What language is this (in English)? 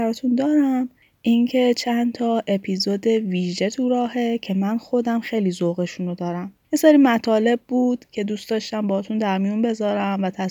Persian